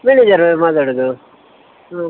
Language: Kannada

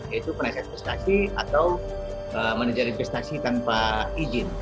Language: Indonesian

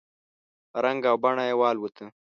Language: Pashto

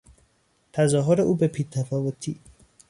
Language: Persian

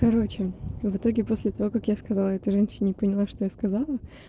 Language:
Russian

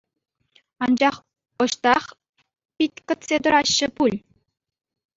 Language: Chuvash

